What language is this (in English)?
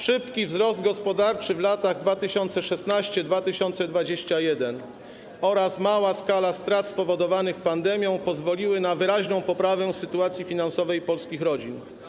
Polish